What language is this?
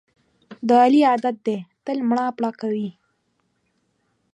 Pashto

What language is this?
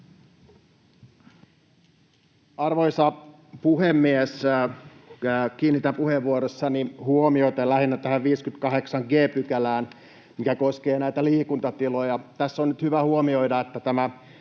Finnish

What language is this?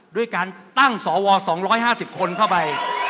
Thai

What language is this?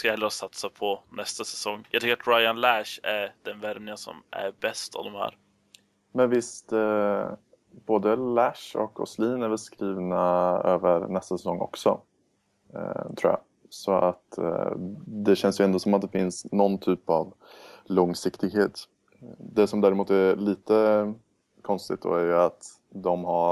Swedish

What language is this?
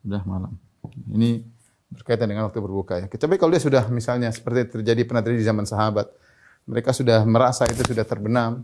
Indonesian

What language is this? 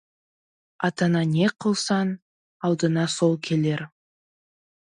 Kazakh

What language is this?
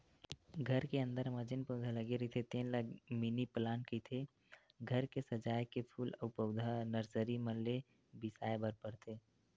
Chhattisgarhi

